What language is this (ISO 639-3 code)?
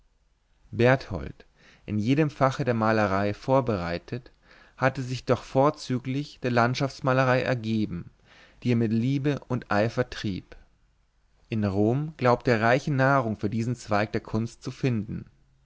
deu